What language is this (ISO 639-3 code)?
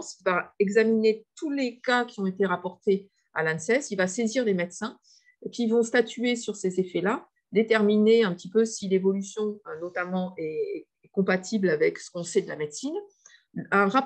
fra